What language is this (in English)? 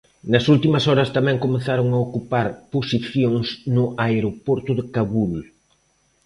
Galician